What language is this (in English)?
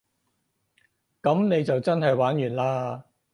Cantonese